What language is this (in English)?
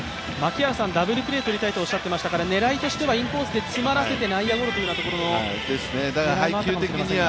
Japanese